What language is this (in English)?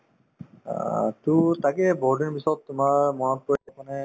Assamese